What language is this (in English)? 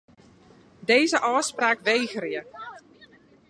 Western Frisian